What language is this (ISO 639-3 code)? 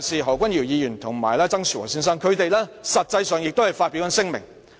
yue